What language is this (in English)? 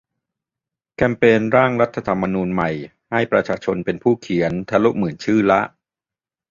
Thai